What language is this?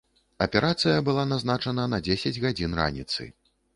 Belarusian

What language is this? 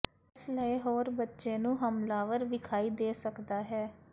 Punjabi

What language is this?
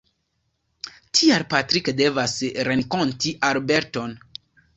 Esperanto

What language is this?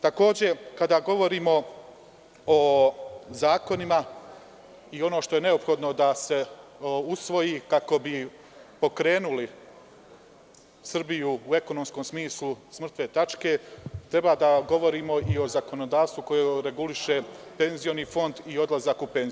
Serbian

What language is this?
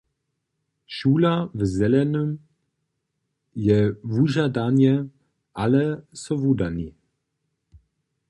Upper Sorbian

